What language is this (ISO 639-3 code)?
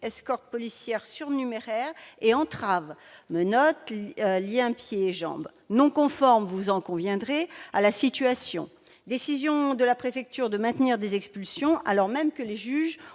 fra